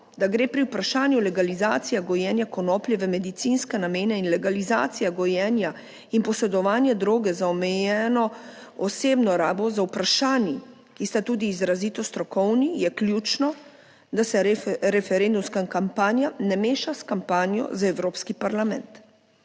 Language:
Slovenian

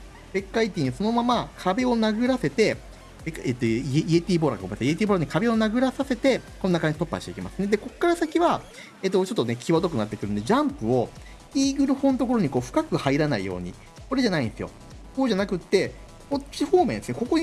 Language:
Japanese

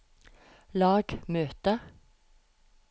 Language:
Norwegian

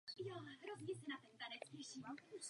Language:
Czech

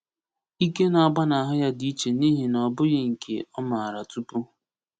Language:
Igbo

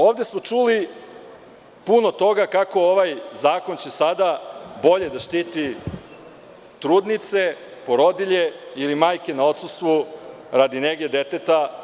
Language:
Serbian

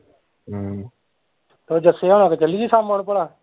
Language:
Punjabi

